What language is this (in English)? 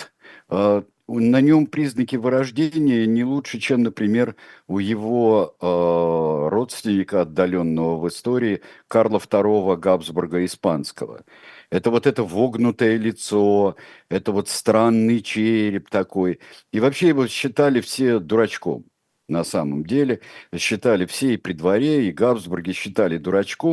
Russian